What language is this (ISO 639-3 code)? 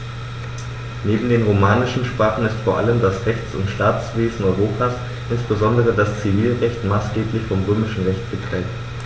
deu